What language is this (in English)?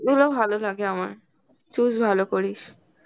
Bangla